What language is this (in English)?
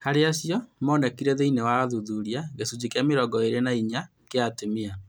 Kikuyu